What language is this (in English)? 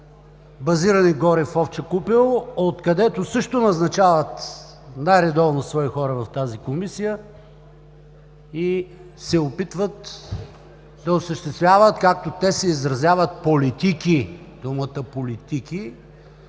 Bulgarian